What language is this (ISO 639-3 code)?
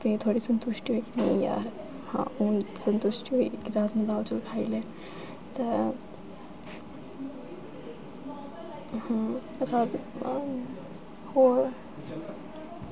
doi